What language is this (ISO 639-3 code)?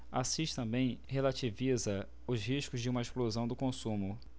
por